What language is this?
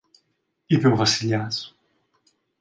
Greek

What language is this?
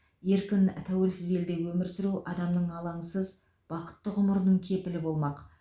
Kazakh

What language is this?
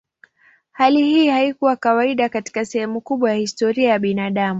Swahili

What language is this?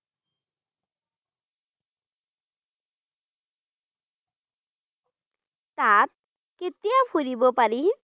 Assamese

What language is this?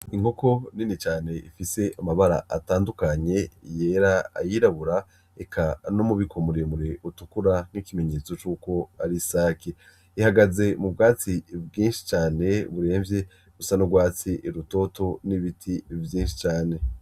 Rundi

